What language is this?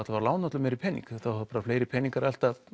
Icelandic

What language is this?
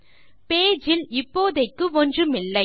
Tamil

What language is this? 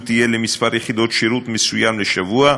Hebrew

